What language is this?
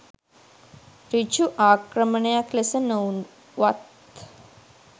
Sinhala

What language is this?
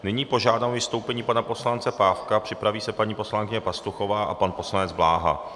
Czech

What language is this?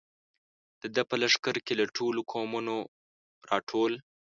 Pashto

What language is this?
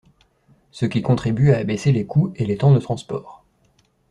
French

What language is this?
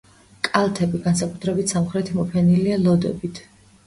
Georgian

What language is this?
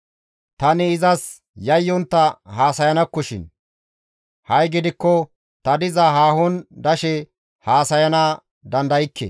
Gamo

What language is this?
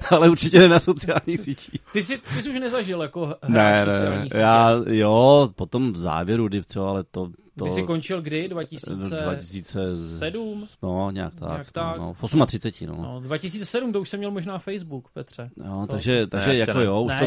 Czech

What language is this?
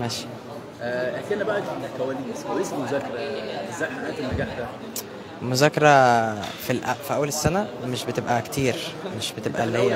Arabic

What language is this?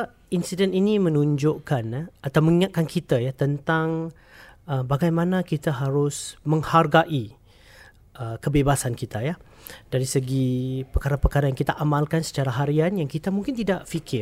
Malay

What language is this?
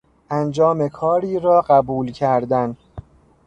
Persian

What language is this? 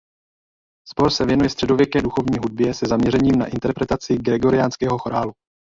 Czech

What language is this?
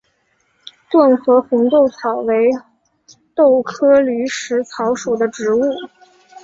Chinese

